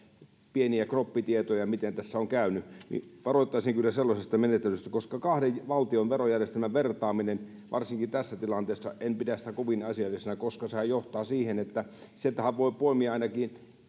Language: Finnish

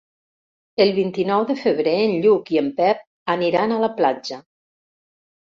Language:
Catalan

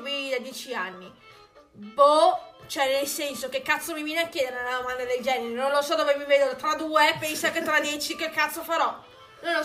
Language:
Italian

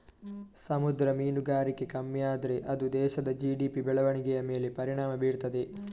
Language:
Kannada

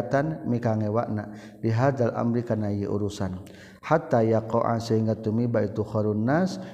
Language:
Malay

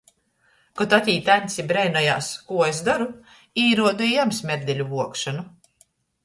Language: Latgalian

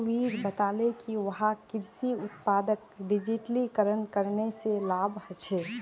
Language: Magahi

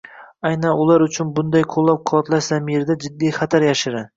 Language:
Uzbek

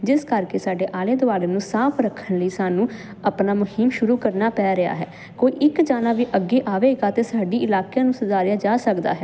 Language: Punjabi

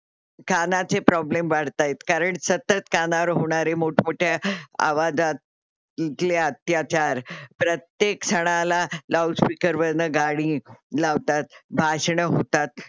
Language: Marathi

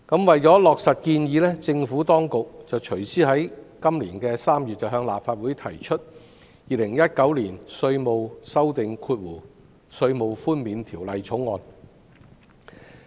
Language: Cantonese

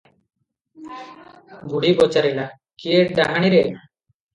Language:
Odia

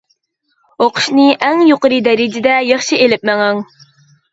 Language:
Uyghur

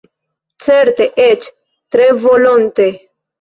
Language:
Esperanto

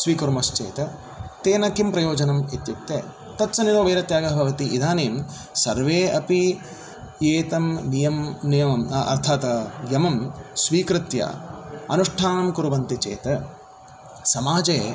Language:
Sanskrit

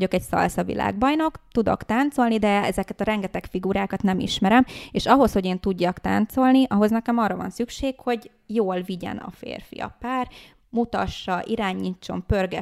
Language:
Hungarian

